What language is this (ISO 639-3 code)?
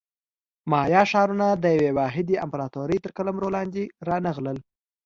pus